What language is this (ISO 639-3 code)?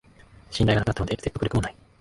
jpn